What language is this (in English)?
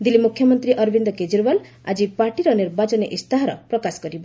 Odia